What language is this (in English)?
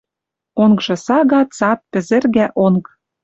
Western Mari